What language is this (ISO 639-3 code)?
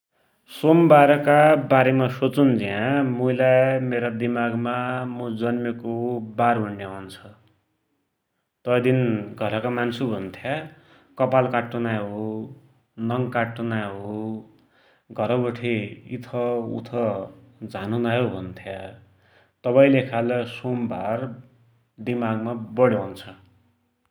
dty